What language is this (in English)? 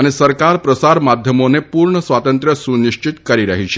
Gujarati